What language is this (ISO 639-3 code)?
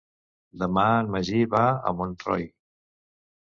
cat